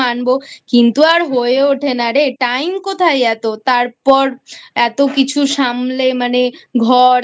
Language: Bangla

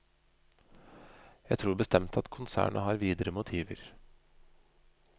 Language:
Norwegian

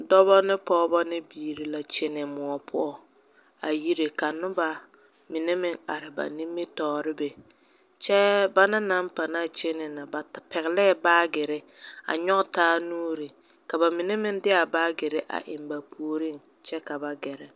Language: Southern Dagaare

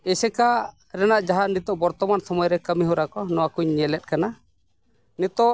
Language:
Santali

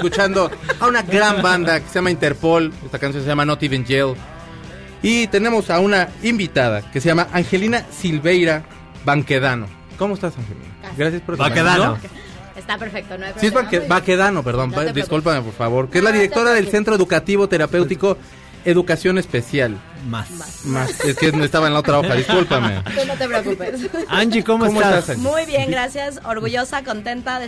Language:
Spanish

